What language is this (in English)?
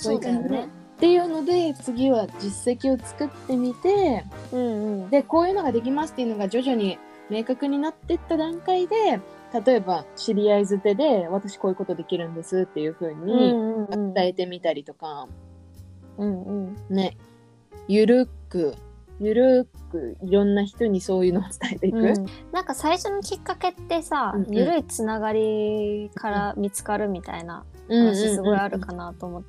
Japanese